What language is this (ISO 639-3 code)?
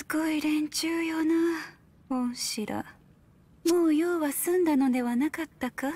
jpn